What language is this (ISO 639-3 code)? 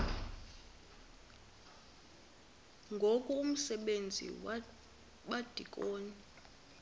xho